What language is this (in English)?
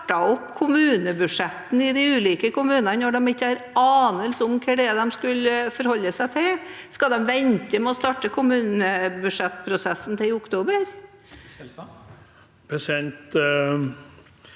Norwegian